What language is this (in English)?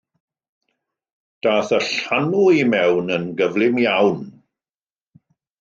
Welsh